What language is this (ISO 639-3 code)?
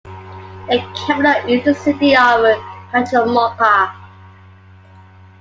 eng